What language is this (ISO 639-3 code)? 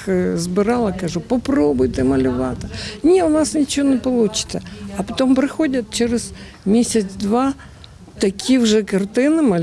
ukr